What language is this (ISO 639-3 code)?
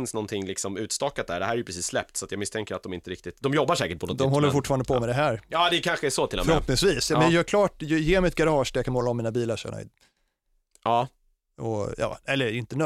swe